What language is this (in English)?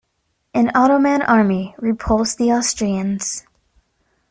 English